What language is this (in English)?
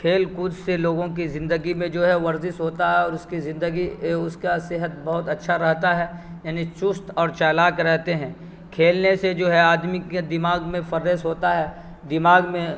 Urdu